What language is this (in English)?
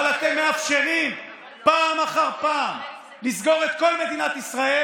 Hebrew